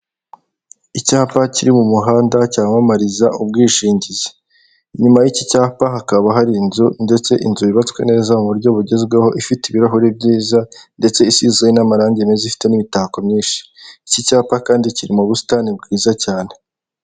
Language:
Kinyarwanda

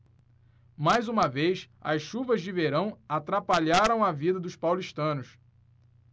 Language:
Portuguese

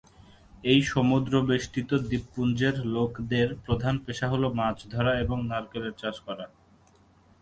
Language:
Bangla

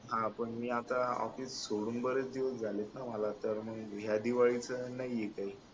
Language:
Marathi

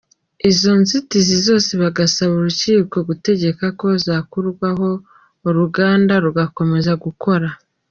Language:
Kinyarwanda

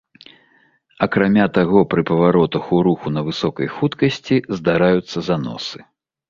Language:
Belarusian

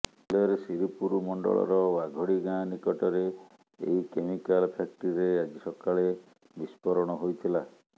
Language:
Odia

